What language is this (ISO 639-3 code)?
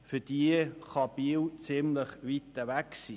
gsw